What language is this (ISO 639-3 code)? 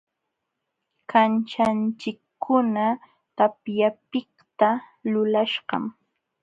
qxw